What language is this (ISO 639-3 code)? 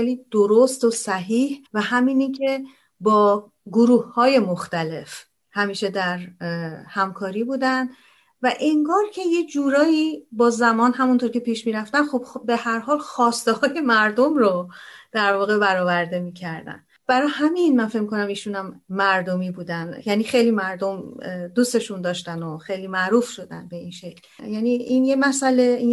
fas